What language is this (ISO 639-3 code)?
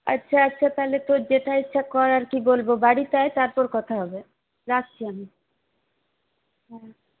ben